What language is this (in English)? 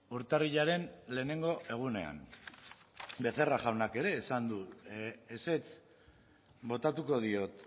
Basque